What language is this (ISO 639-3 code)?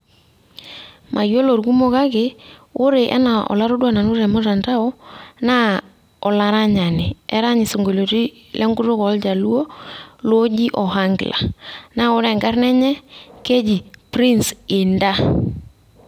mas